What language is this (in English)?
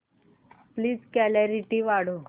Marathi